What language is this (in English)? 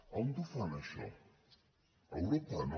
Catalan